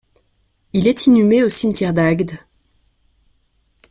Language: French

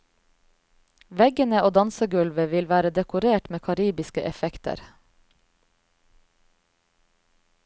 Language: Norwegian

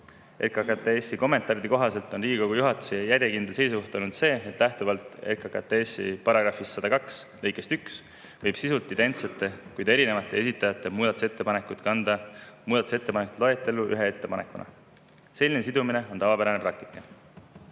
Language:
Estonian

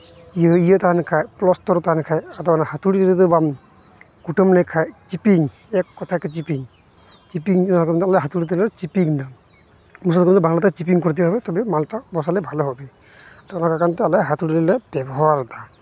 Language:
Santali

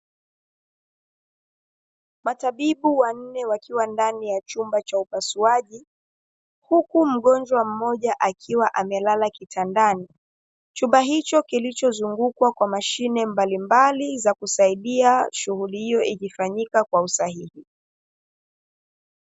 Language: Swahili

